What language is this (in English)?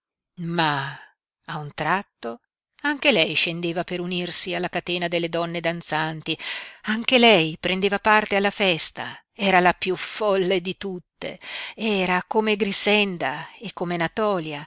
Italian